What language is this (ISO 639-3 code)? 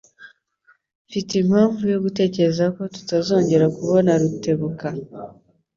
kin